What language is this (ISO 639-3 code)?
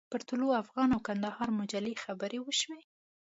pus